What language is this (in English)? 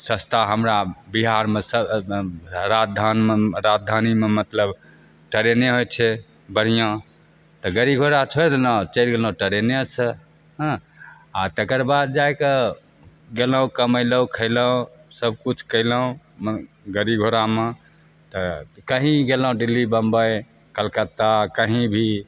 Maithili